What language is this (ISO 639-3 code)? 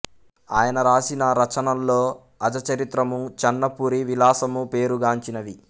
tel